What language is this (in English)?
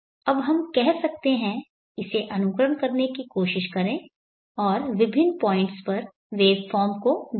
Hindi